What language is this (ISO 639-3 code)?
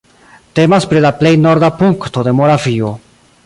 epo